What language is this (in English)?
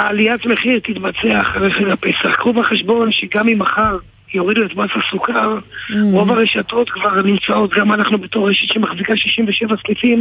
Hebrew